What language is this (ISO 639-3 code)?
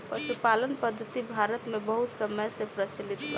bho